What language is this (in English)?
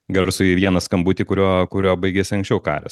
Lithuanian